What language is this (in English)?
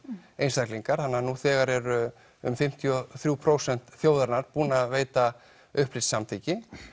Icelandic